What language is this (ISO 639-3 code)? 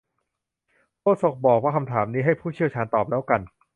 tha